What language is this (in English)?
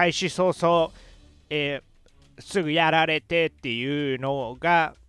Japanese